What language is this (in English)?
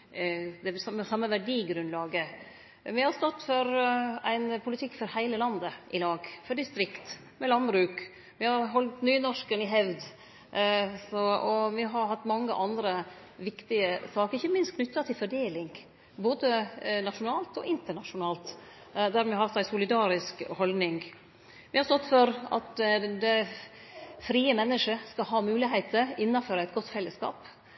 Norwegian Nynorsk